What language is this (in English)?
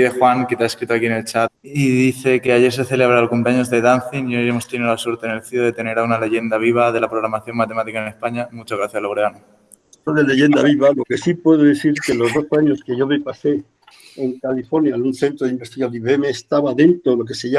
Spanish